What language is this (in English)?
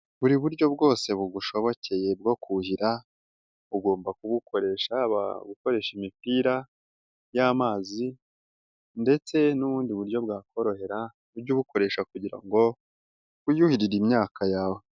Kinyarwanda